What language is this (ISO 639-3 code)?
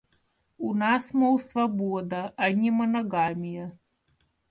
rus